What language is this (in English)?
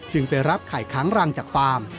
Thai